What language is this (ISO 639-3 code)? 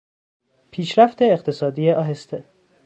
fas